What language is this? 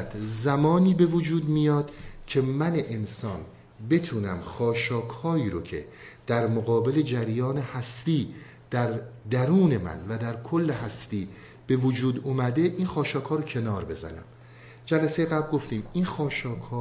Persian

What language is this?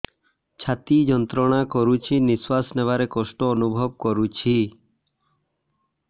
Odia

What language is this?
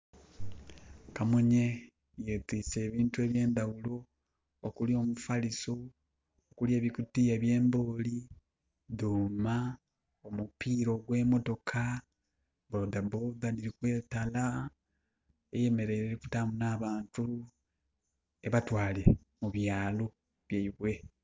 Soga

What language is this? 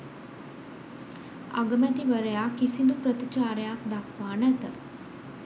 Sinhala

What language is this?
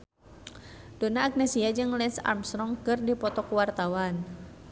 Sundanese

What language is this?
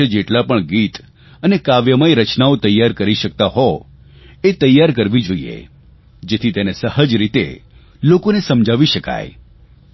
Gujarati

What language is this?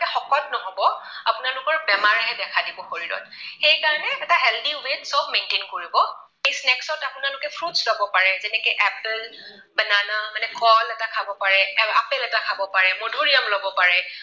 Assamese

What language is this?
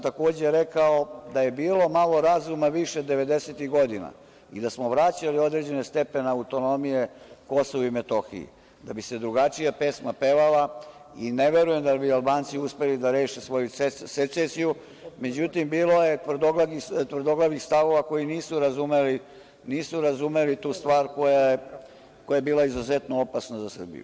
Serbian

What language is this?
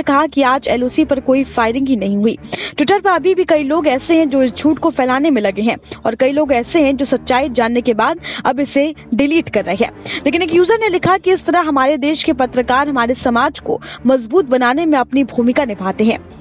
Hindi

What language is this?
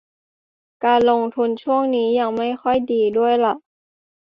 Thai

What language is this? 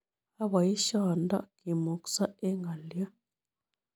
Kalenjin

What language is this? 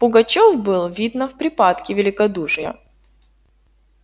Russian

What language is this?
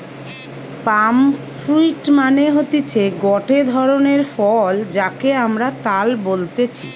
Bangla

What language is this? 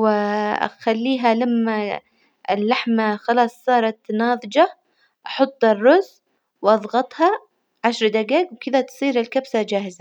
Hijazi Arabic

